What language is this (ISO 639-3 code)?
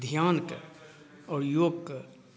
mai